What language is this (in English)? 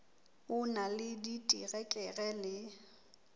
Southern Sotho